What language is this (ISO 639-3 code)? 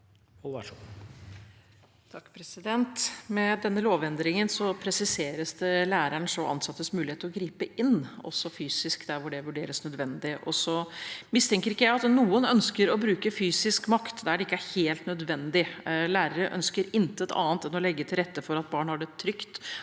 nor